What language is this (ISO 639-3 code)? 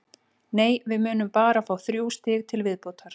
isl